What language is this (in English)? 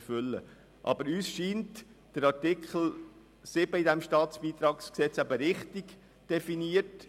Swiss German